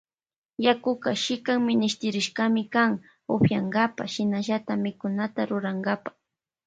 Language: Loja Highland Quichua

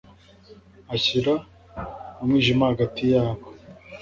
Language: Kinyarwanda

